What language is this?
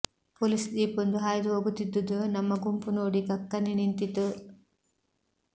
Kannada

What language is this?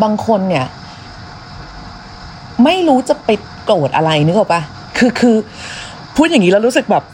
Thai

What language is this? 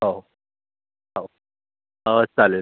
Marathi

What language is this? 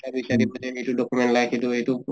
Assamese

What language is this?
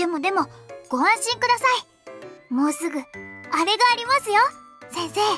Japanese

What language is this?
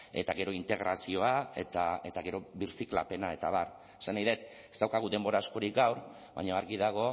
Basque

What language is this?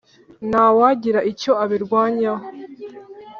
Kinyarwanda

